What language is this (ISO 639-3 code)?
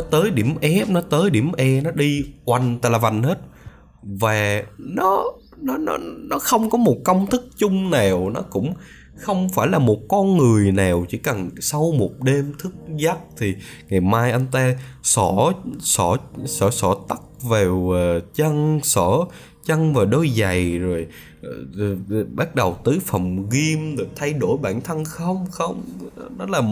vie